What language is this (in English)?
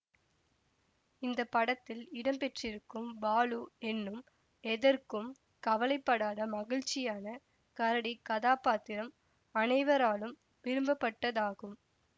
Tamil